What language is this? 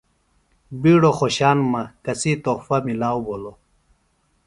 Phalura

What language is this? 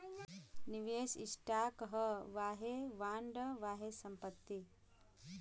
Bhojpuri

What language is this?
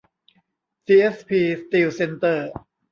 Thai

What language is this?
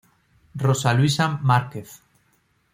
Spanish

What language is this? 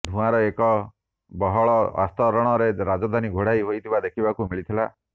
Odia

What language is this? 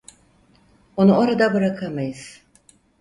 Turkish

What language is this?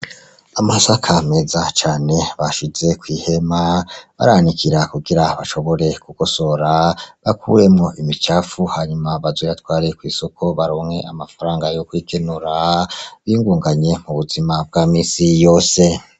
Rundi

